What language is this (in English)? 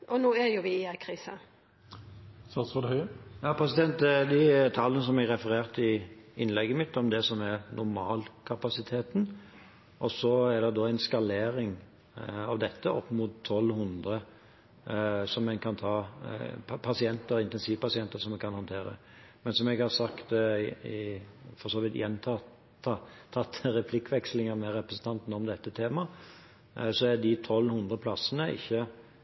Norwegian